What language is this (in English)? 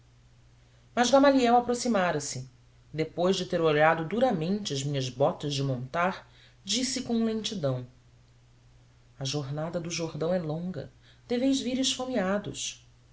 Portuguese